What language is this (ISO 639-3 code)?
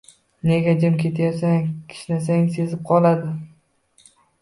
uzb